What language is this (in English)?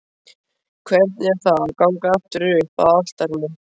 Icelandic